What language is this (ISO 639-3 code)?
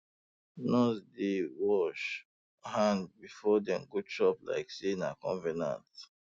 pcm